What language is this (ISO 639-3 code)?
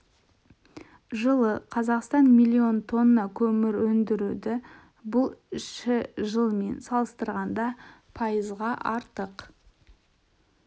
kaz